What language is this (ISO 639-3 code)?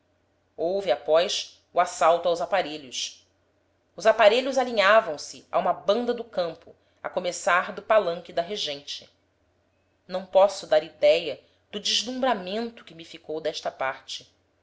por